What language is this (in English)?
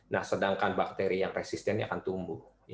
Indonesian